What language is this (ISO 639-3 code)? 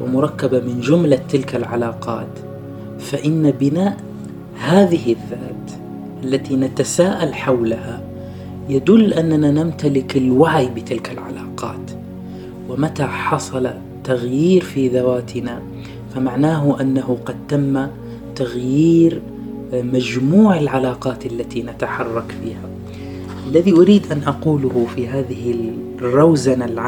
ara